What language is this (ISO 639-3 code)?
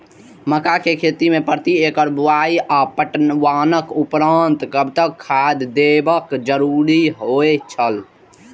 mai